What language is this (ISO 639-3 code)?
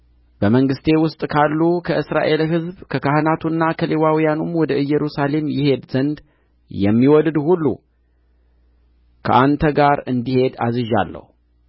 amh